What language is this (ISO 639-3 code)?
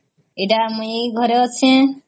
ori